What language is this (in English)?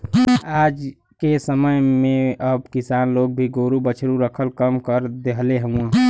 Bhojpuri